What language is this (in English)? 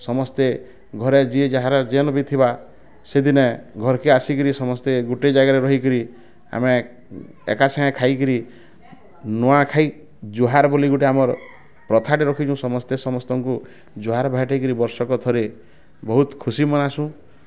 Odia